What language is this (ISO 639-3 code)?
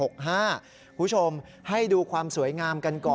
tha